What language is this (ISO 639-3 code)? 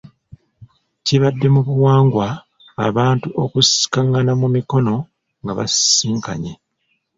lug